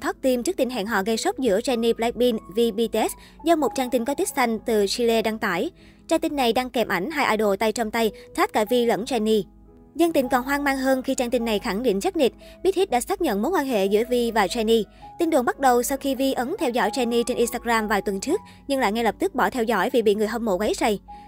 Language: Vietnamese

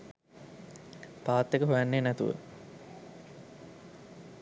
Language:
Sinhala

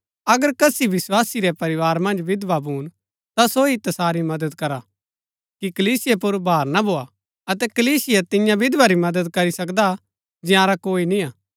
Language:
Gaddi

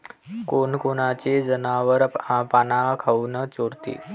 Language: Marathi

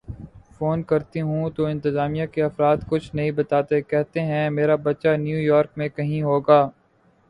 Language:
Urdu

